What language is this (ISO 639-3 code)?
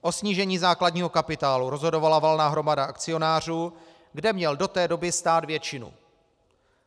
ces